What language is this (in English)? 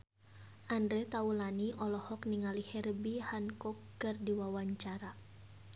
Sundanese